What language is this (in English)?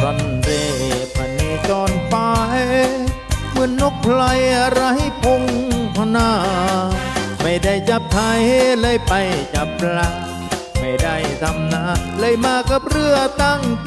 Thai